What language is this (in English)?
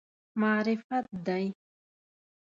Pashto